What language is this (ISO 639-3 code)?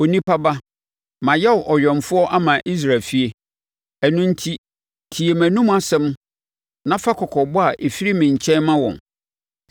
aka